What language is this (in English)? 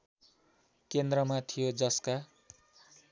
Nepali